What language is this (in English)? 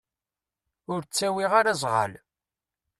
Kabyle